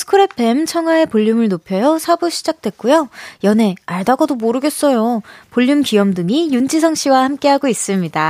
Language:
Korean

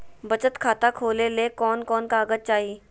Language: Magahi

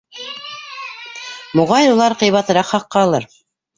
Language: Bashkir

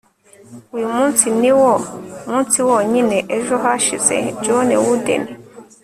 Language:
Kinyarwanda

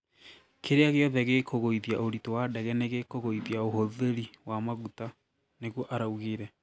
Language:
Kikuyu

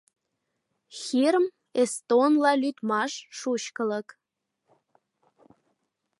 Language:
Mari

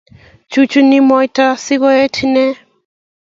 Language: Kalenjin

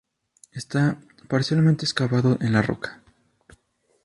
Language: Spanish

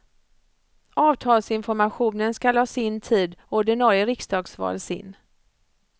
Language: Swedish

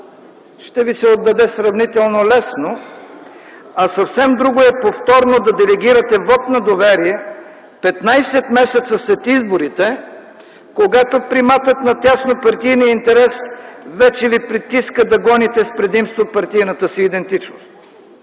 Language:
Bulgarian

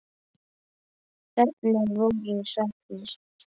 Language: Icelandic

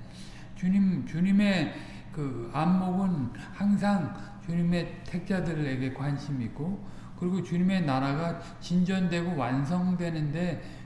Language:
Korean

